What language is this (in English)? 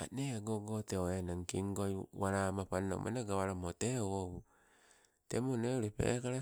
Sibe